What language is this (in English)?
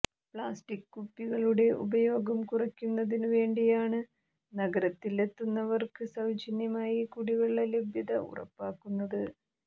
Malayalam